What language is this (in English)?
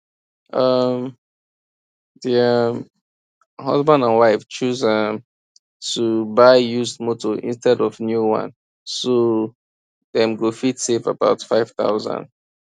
Nigerian Pidgin